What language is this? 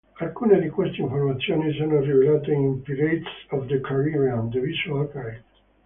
Italian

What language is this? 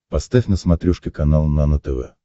Russian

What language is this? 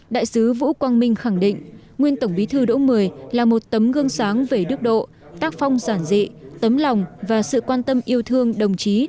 Vietnamese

